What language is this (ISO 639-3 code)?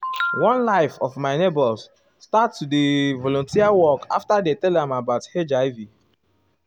pcm